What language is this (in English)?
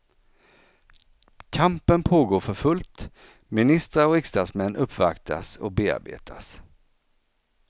Swedish